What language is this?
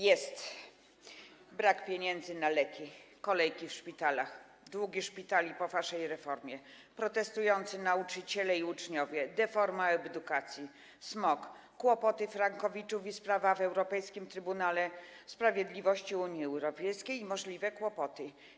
Polish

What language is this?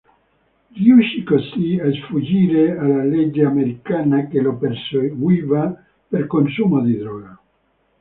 Italian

